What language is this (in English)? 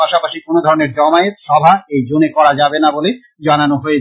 Bangla